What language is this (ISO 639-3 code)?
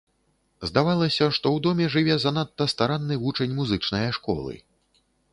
bel